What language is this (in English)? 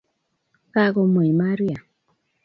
Kalenjin